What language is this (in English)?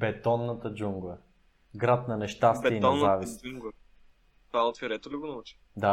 Bulgarian